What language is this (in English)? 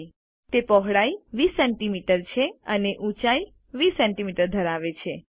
Gujarati